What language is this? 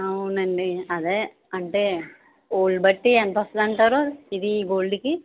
Telugu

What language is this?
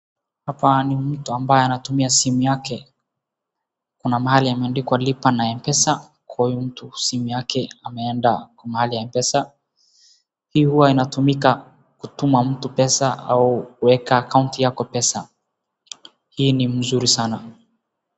Swahili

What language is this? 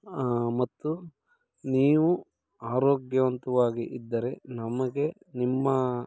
Kannada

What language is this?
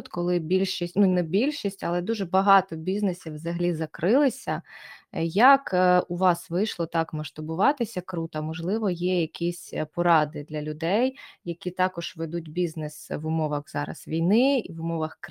Ukrainian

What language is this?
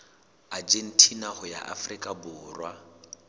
Southern Sotho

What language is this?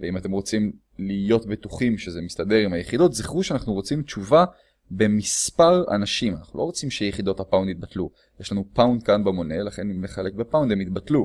Hebrew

